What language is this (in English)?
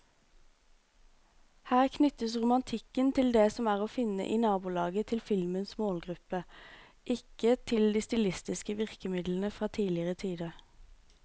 Norwegian